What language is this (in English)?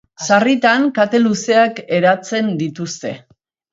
Basque